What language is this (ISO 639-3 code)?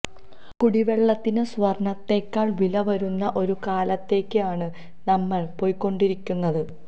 mal